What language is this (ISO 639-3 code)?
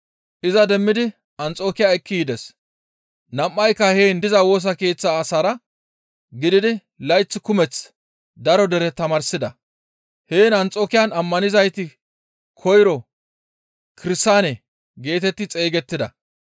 gmv